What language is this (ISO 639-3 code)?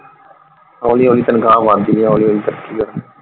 pan